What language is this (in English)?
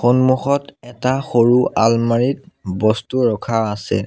Assamese